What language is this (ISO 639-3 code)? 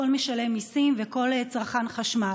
heb